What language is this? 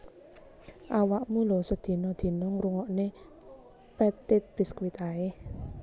Javanese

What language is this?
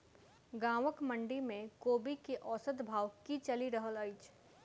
Maithili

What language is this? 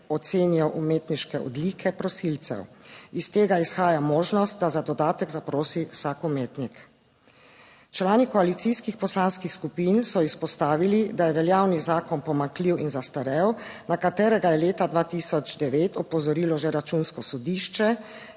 Slovenian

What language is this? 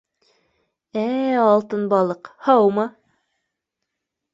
Bashkir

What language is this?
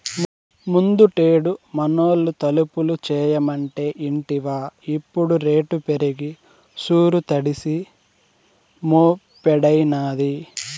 Telugu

